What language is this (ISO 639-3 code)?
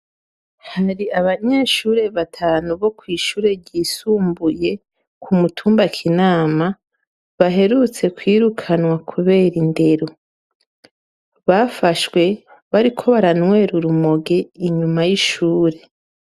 run